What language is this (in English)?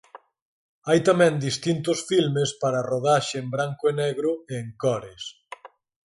Galician